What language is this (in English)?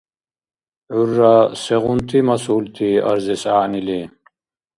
Dargwa